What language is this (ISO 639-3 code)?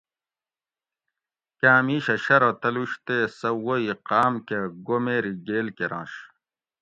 gwc